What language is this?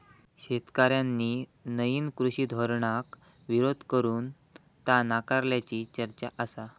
Marathi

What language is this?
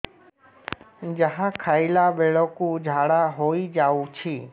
Odia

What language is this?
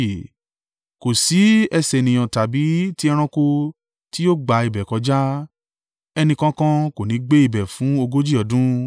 Yoruba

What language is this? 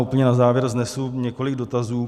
Czech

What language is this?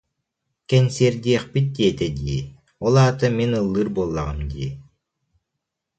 Yakut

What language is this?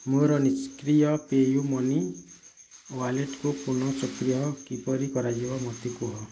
Odia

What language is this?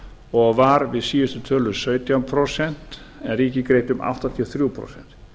Icelandic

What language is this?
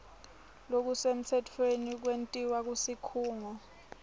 Swati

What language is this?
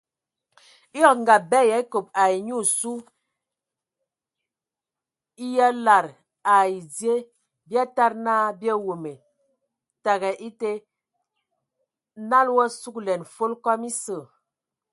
Ewondo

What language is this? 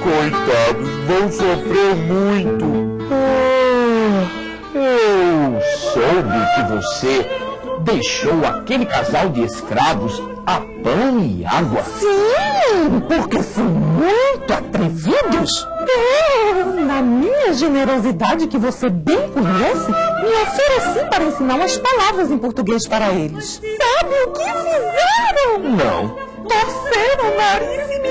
Portuguese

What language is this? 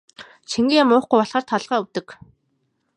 Mongolian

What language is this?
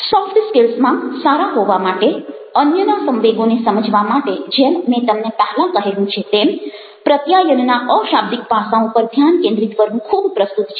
Gujarati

